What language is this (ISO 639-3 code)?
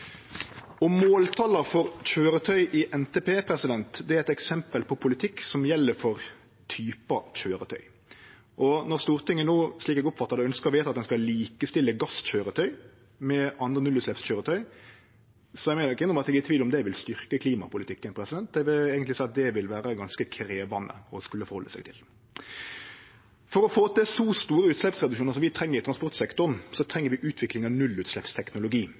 nno